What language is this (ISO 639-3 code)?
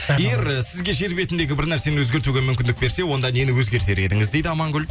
kaz